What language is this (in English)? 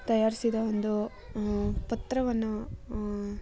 Kannada